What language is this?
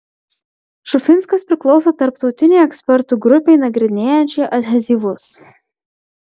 Lithuanian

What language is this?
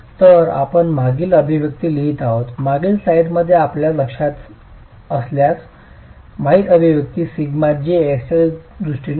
Marathi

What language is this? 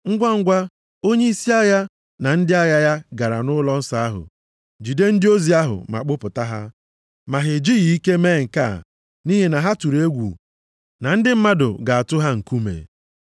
Igbo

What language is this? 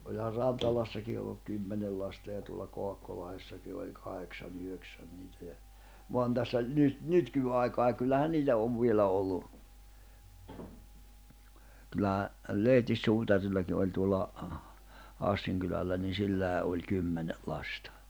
Finnish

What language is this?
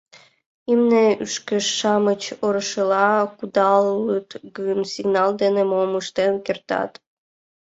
Mari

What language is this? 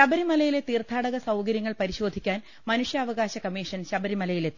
Malayalam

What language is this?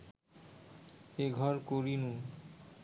Bangla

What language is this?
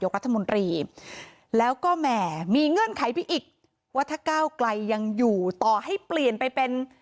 Thai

